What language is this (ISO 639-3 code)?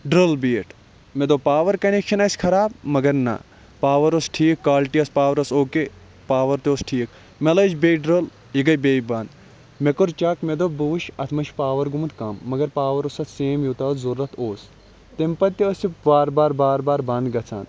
kas